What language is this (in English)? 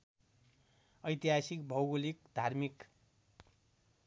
Nepali